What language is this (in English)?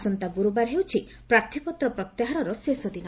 Odia